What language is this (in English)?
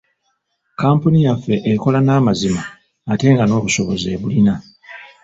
Ganda